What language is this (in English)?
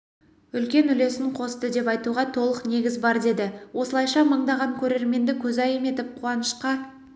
Kazakh